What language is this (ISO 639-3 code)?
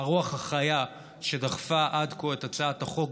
heb